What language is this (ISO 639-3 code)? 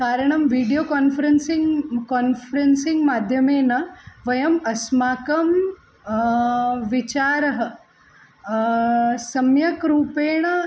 san